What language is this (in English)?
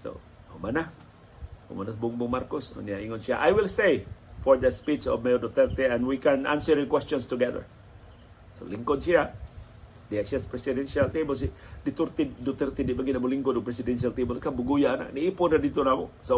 Filipino